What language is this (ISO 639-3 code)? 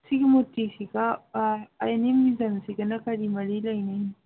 mni